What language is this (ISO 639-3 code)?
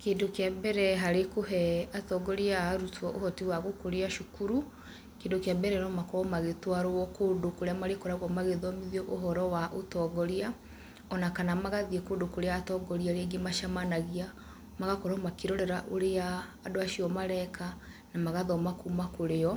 kik